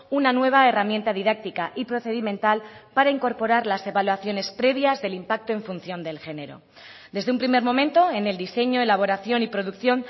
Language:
Spanish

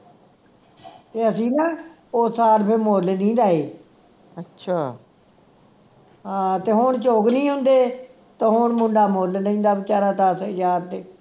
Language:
Punjabi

